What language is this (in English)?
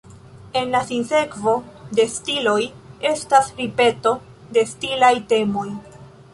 Esperanto